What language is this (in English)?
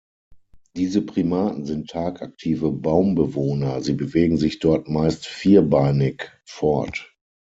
German